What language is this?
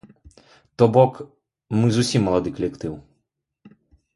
Belarusian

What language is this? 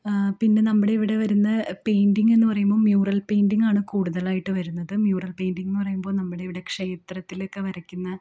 Malayalam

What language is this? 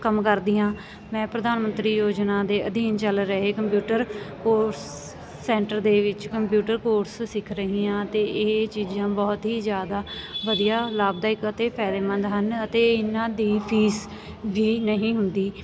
Punjabi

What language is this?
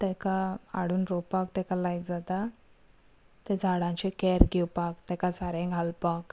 Konkani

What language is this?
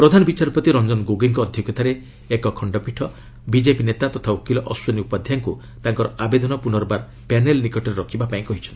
Odia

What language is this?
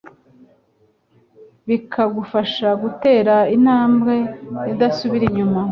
Kinyarwanda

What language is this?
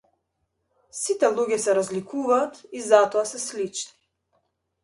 Macedonian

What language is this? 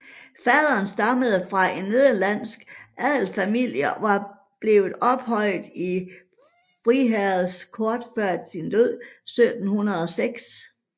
Danish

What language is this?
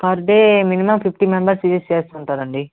Telugu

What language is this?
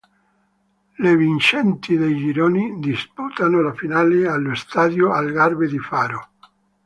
Italian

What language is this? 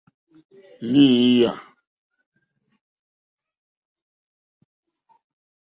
Mokpwe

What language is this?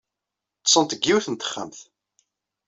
Kabyle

